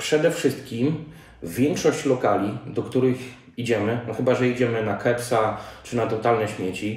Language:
Polish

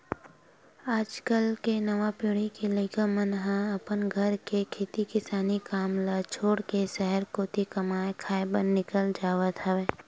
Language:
Chhattisgarhi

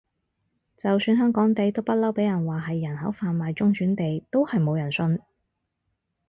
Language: Cantonese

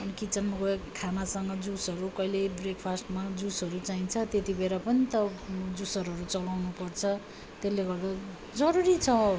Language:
Nepali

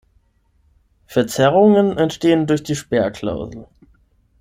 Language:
German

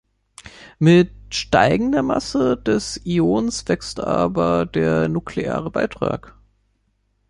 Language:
German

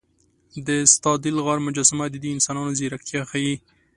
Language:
Pashto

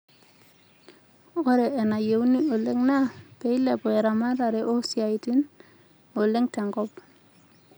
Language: Masai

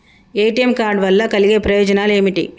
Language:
Telugu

